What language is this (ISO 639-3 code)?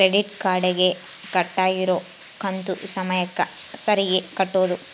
kan